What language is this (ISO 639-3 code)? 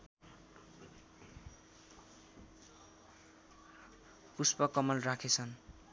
nep